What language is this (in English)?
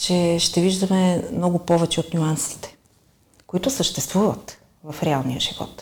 Bulgarian